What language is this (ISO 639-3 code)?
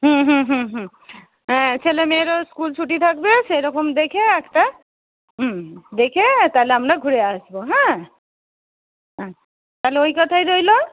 ben